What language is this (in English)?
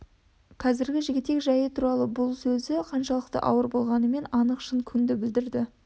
Kazakh